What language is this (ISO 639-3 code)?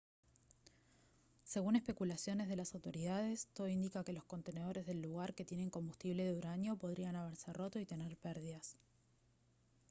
spa